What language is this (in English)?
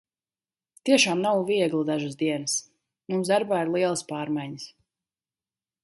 Latvian